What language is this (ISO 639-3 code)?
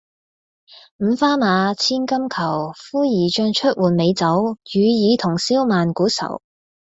yue